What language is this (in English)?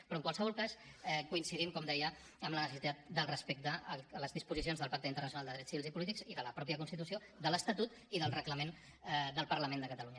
Catalan